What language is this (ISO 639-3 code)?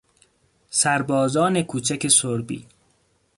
fas